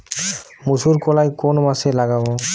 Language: Bangla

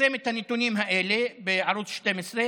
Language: Hebrew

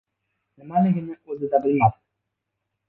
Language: Uzbek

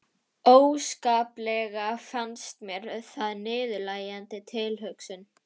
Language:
Icelandic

